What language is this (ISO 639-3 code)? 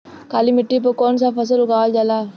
bho